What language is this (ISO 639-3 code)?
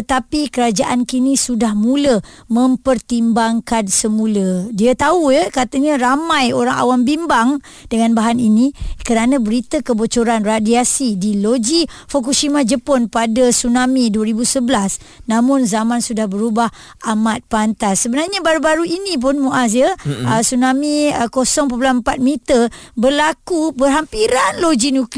msa